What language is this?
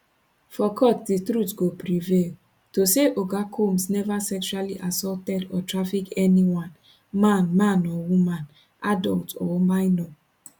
Nigerian Pidgin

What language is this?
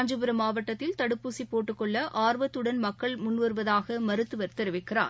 Tamil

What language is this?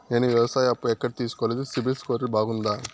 Telugu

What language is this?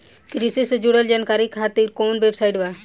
Bhojpuri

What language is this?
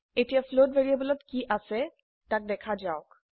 Assamese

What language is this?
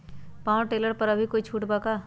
Magahi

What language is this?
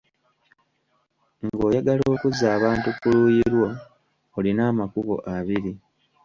Ganda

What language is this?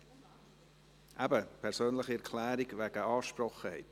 Swiss German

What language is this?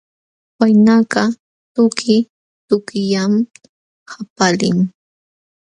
Jauja Wanca Quechua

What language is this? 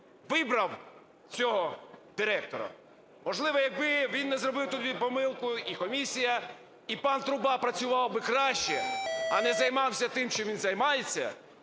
Ukrainian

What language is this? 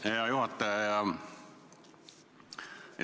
Estonian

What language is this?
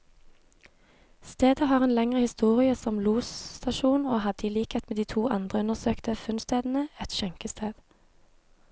Norwegian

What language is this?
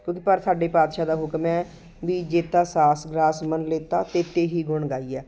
Punjabi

